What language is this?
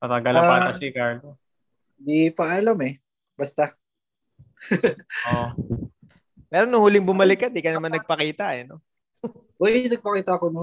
Filipino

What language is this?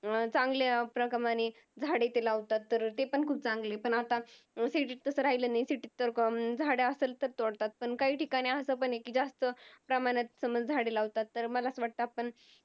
Marathi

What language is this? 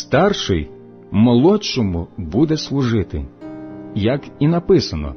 Ukrainian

